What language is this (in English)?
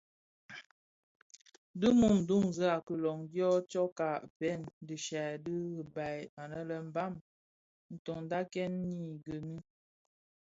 Bafia